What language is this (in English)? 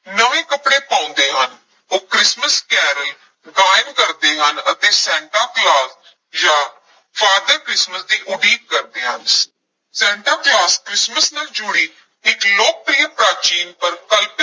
Punjabi